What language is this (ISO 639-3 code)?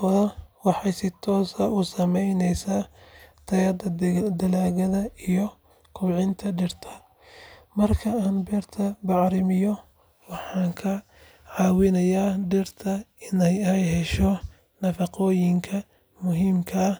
som